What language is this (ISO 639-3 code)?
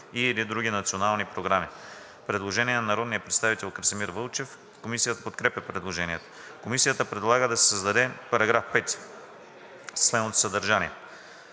bul